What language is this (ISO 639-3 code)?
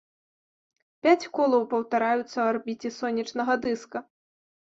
bel